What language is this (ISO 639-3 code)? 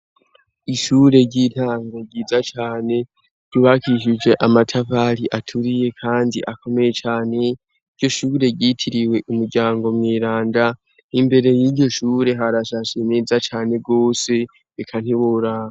run